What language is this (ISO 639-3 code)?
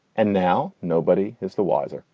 eng